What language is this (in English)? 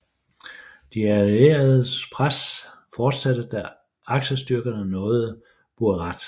Danish